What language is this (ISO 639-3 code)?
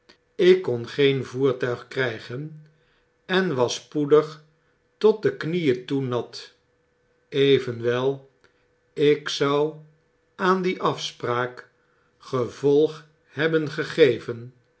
nld